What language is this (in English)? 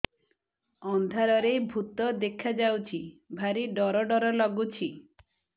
Odia